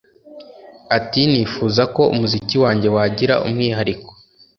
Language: Kinyarwanda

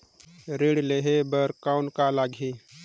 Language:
Chhattisgarhi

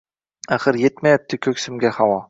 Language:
Uzbek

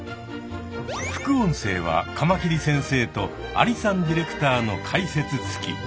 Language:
Japanese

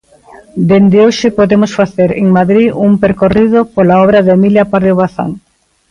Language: Galician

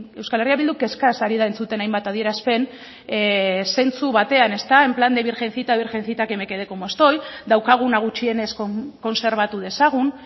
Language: Basque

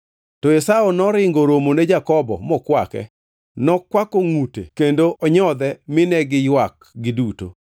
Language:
Luo (Kenya and Tanzania)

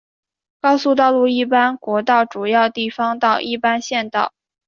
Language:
Chinese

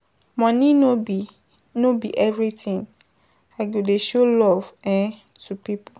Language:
Nigerian Pidgin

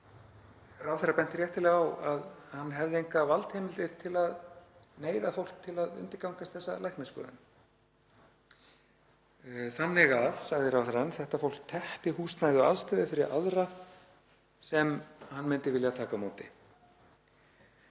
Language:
Icelandic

